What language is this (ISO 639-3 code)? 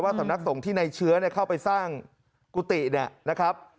tha